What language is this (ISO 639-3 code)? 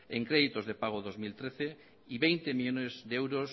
spa